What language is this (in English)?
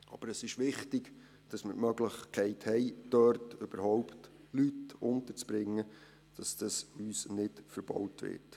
Swiss German